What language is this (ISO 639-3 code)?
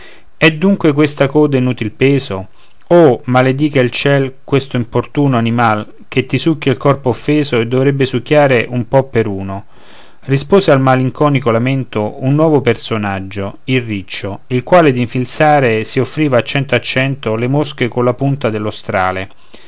ita